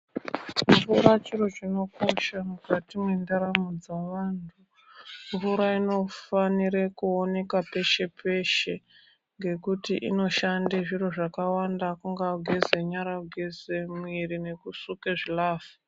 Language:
Ndau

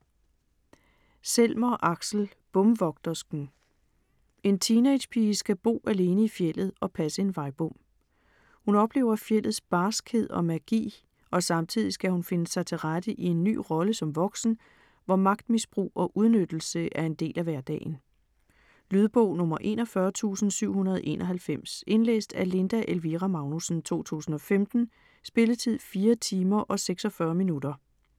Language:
Danish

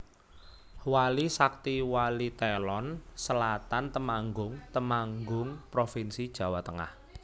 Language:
Javanese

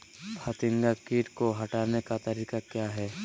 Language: Magahi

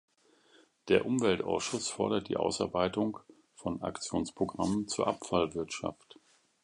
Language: German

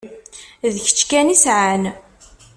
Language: Kabyle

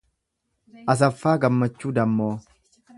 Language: Oromo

